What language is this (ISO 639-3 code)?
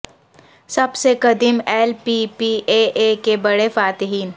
urd